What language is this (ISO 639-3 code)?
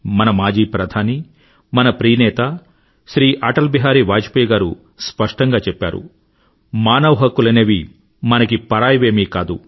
tel